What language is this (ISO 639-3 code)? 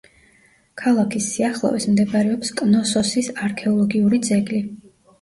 kat